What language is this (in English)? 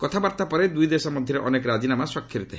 Odia